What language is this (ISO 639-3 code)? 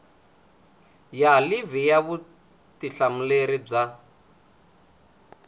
tso